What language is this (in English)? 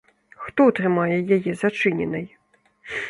Belarusian